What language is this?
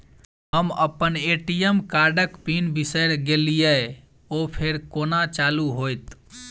Maithili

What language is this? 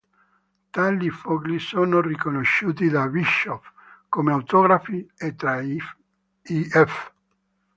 Italian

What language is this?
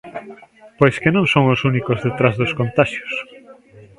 Galician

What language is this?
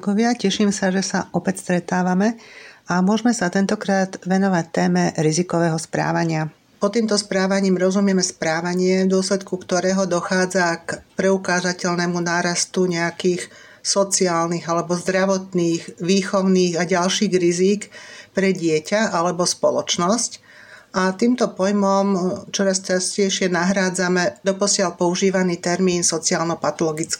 Slovak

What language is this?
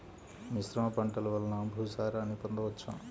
Telugu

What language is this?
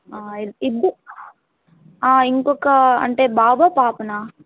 Telugu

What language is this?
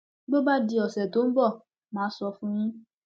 Yoruba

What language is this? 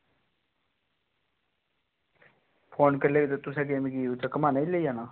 Dogri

